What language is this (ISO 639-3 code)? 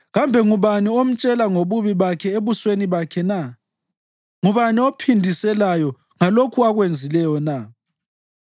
nde